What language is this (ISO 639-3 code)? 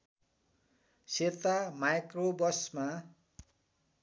nep